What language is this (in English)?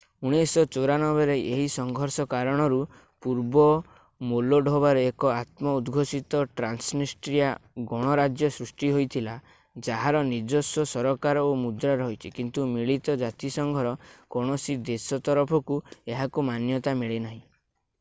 Odia